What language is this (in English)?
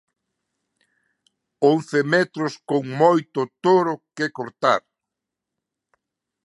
Galician